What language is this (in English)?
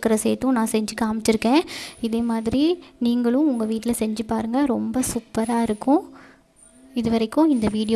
Tamil